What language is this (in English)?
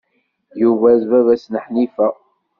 Kabyle